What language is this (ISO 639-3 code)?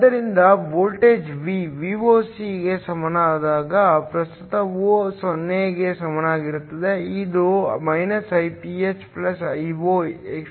kan